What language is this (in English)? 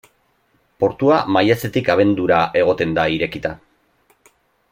Basque